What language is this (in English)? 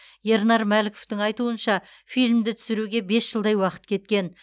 Kazakh